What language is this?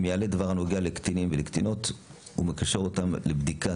Hebrew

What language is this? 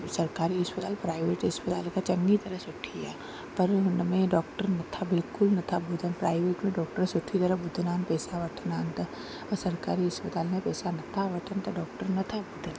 Sindhi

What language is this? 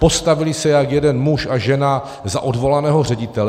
Czech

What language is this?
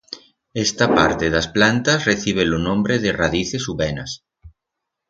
Aragonese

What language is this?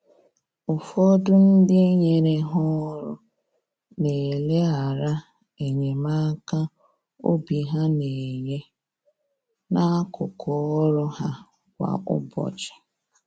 Igbo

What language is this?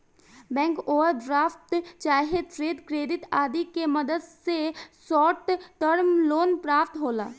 Bhojpuri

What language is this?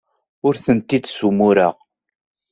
Kabyle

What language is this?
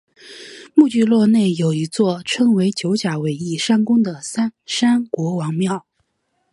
Chinese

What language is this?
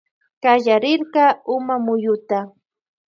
Loja Highland Quichua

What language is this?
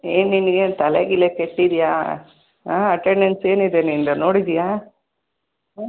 Kannada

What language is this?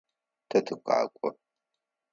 Adyghe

